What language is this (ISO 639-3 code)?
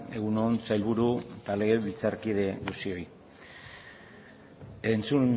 eus